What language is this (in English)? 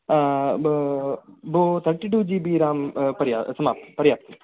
Sanskrit